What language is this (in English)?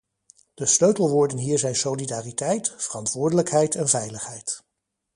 Dutch